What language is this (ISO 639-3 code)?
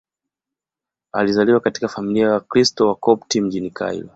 swa